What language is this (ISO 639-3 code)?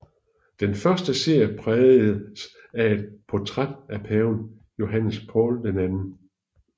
dan